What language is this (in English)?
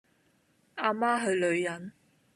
Cantonese